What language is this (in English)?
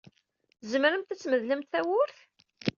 Kabyle